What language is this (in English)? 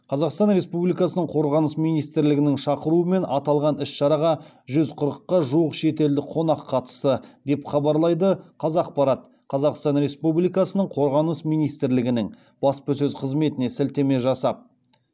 Kazakh